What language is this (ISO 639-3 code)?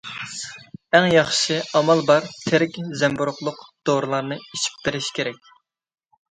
uig